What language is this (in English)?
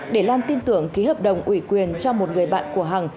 Vietnamese